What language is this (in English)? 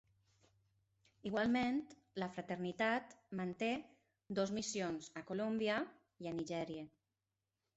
Catalan